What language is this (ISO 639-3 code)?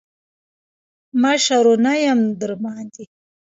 pus